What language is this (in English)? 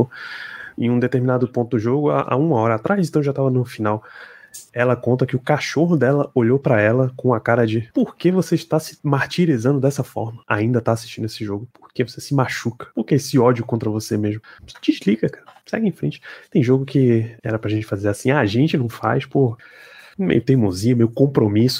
Portuguese